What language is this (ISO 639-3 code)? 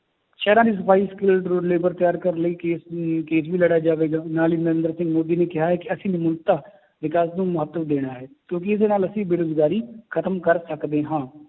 pan